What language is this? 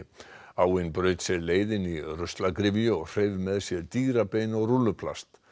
Icelandic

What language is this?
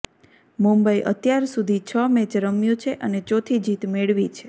Gujarati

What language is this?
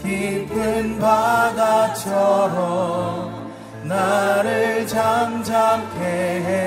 Korean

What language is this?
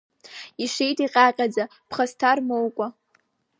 Abkhazian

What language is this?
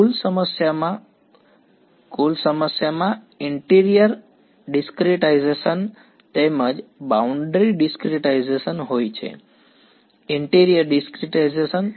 Gujarati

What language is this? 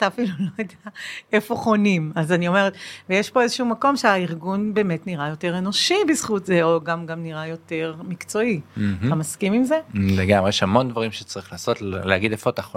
Hebrew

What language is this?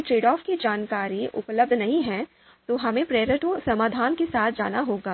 Hindi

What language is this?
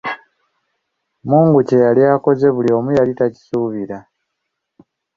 Ganda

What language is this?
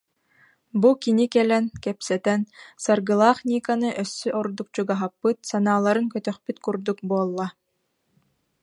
Yakut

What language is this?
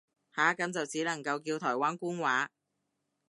Cantonese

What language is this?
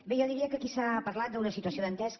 Catalan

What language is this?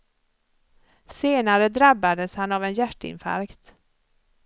Swedish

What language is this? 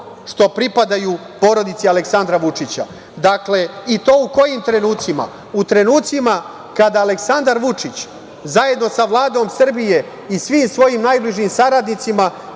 Serbian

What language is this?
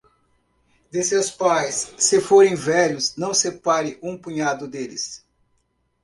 Portuguese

